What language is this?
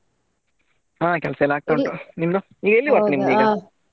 Kannada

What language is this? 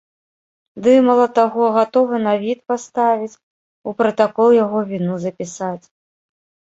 Belarusian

